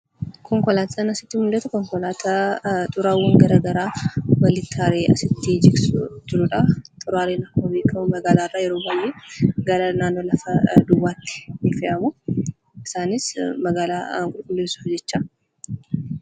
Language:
Oromo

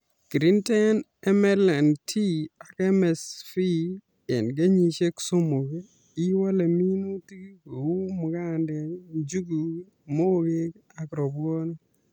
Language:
Kalenjin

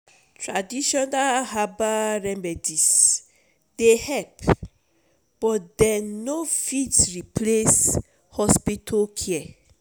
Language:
Nigerian Pidgin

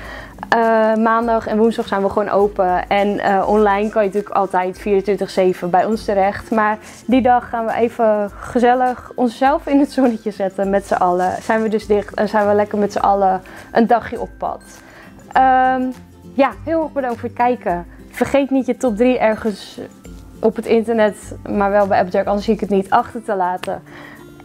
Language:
Dutch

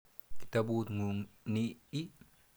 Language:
Kalenjin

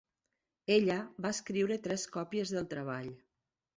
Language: Catalan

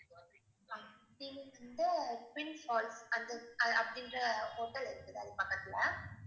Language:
Tamil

